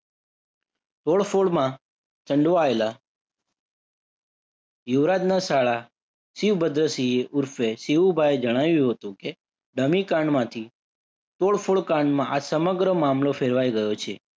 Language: Gujarati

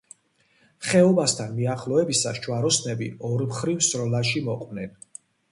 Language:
Georgian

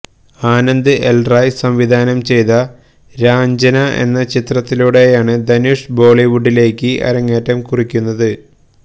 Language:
Malayalam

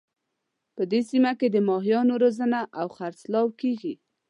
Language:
Pashto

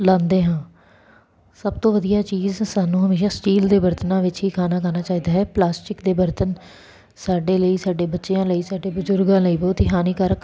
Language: Punjabi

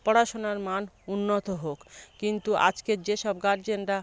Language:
Bangla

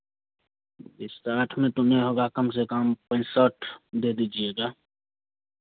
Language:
Hindi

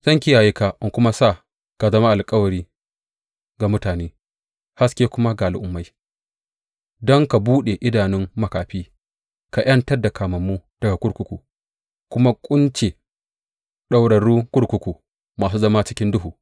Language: Hausa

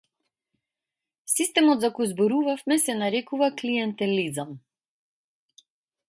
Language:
Macedonian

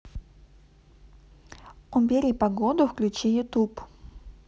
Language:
Russian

